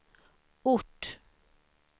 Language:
Swedish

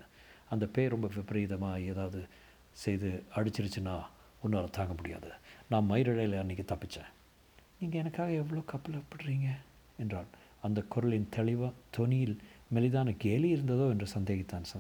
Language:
Tamil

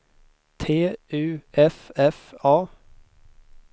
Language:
Swedish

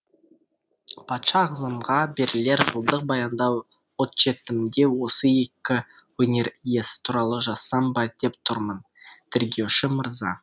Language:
Kazakh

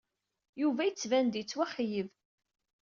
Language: Kabyle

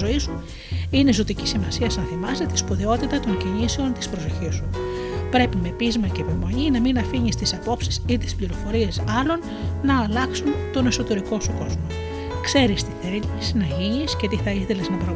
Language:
Greek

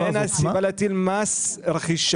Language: Hebrew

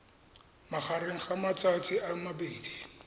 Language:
Tswana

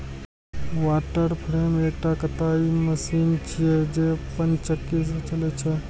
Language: Maithili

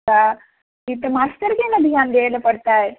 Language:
Maithili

